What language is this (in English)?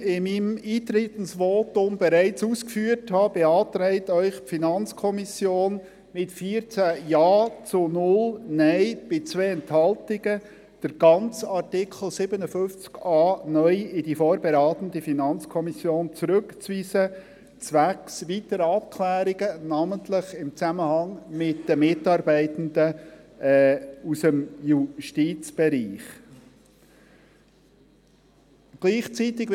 Swiss German